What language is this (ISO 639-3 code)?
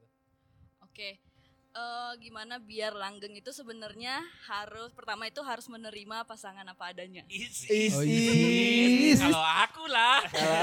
ind